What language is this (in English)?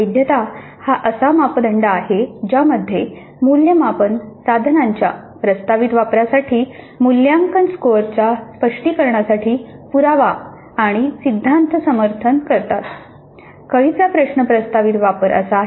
Marathi